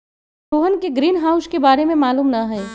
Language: Magahi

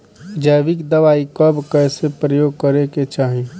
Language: Bhojpuri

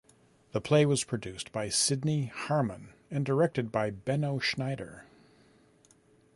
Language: English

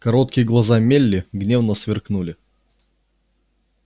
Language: Russian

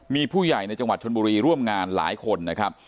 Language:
Thai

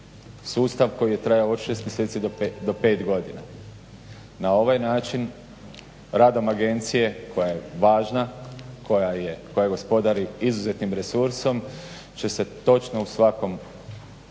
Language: Croatian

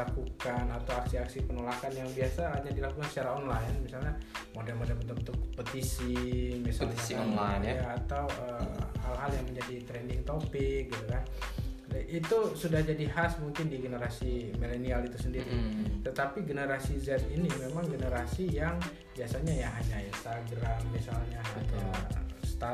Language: Indonesian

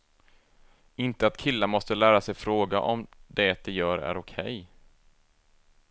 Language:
Swedish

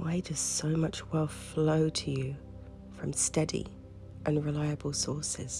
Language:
English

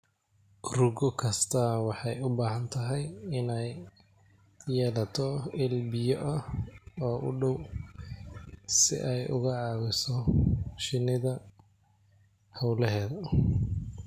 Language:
Somali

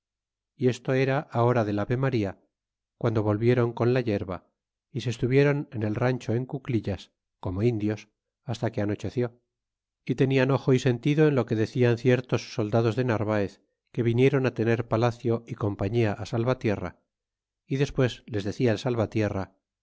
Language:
Spanish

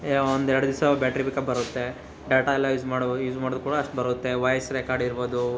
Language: Kannada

